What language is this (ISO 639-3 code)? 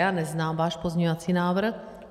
ces